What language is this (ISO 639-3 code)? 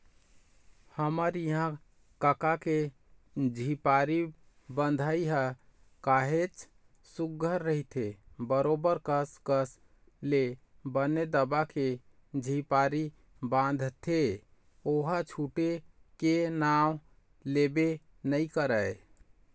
hne